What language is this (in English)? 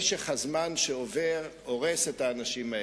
Hebrew